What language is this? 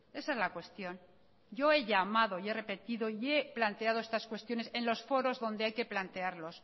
Spanish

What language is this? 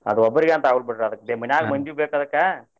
Kannada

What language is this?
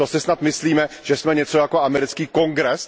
Czech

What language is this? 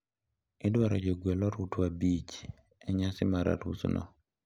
Luo (Kenya and Tanzania)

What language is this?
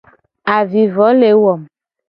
Gen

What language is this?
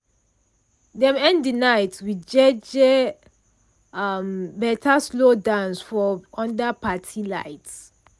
Nigerian Pidgin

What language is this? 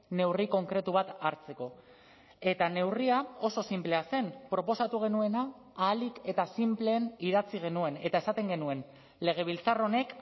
Basque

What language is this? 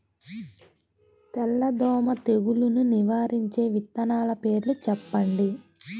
Telugu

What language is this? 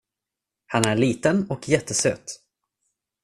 Swedish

